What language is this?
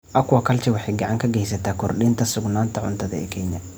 Somali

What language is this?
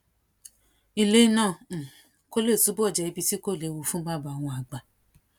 Yoruba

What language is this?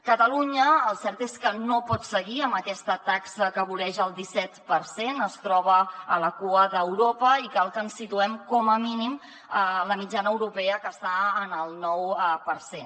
Catalan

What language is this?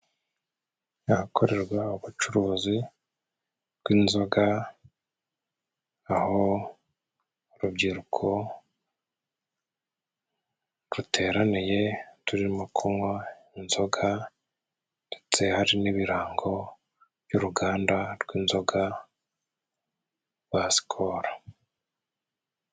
Kinyarwanda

